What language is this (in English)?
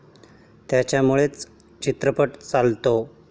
Marathi